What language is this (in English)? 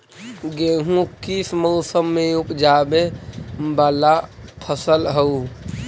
Magahi